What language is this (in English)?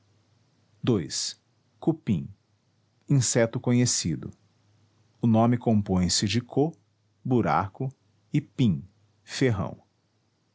Portuguese